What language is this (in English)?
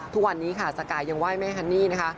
Thai